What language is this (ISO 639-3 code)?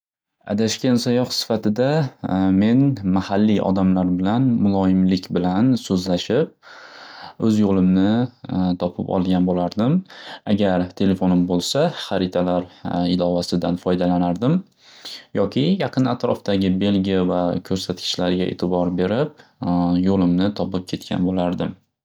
uzb